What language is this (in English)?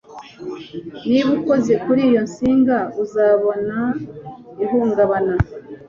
Kinyarwanda